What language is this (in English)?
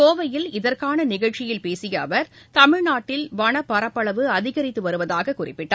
Tamil